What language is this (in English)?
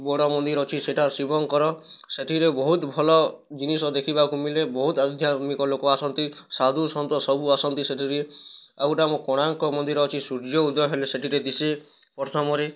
Odia